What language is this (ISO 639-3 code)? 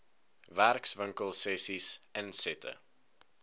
afr